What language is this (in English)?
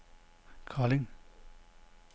Danish